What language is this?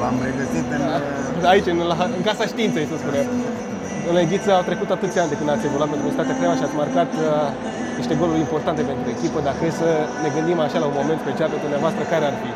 Romanian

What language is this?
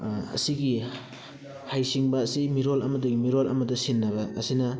Manipuri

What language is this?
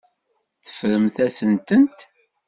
Kabyle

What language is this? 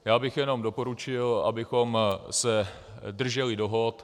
Czech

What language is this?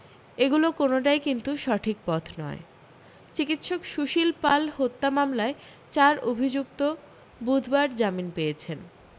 Bangla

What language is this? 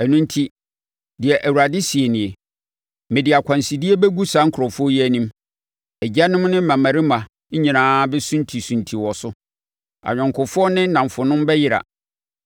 Akan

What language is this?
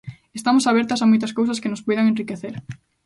Galician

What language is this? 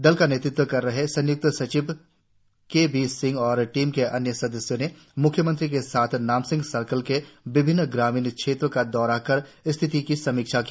Hindi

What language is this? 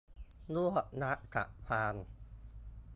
Thai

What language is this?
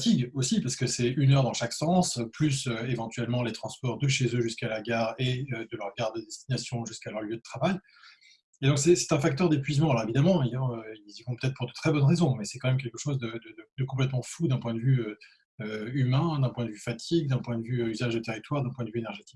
French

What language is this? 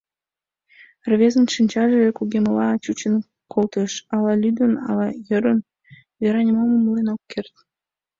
Mari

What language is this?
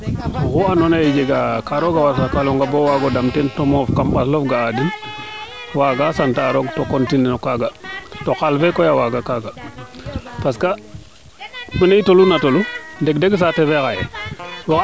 Serer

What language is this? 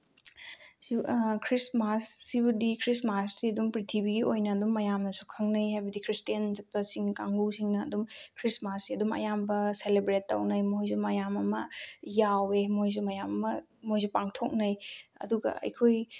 Manipuri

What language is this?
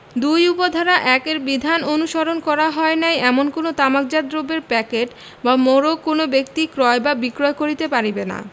Bangla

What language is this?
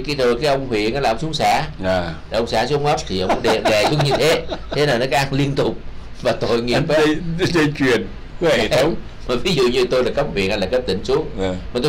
Vietnamese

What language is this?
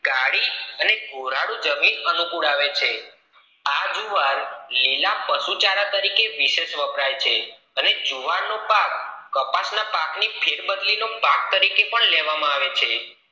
Gujarati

